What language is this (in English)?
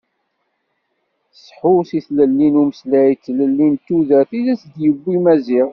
Kabyle